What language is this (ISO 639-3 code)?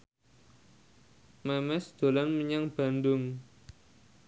jav